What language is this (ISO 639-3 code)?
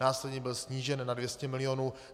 ces